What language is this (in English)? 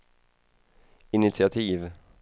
Swedish